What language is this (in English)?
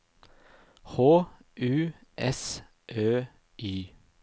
Norwegian